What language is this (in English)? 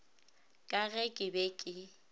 Northern Sotho